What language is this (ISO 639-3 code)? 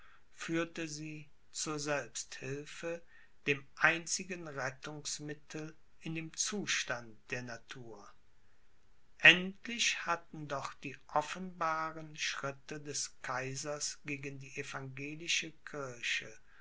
deu